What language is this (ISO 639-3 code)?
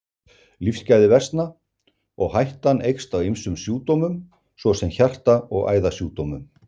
isl